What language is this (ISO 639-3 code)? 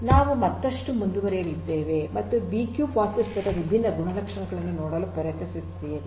kan